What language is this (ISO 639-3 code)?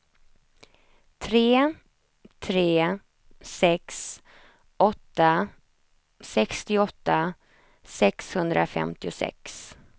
swe